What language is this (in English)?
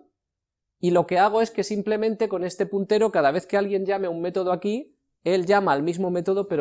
Spanish